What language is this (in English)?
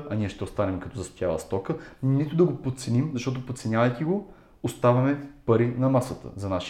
Bulgarian